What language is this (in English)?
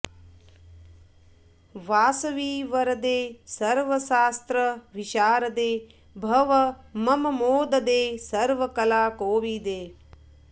Sanskrit